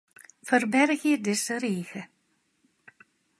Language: Western Frisian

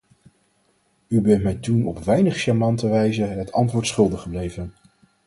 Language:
Dutch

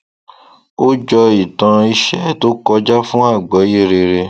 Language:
Yoruba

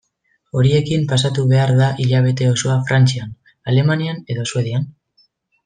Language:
Basque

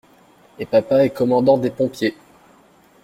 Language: French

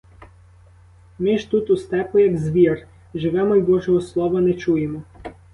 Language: Ukrainian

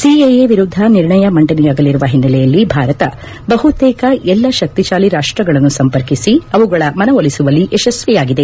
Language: Kannada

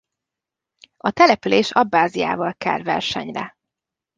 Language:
Hungarian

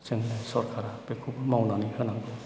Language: Bodo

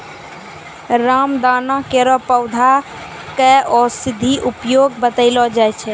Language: Maithili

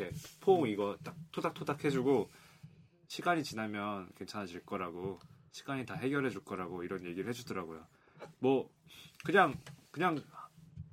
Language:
Korean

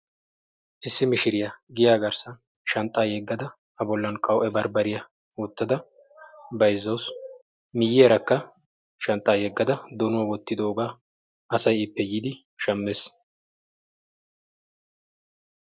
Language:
Wolaytta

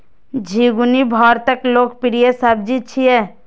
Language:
Maithili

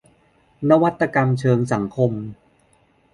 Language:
Thai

